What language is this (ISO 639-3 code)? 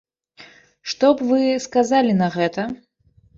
bel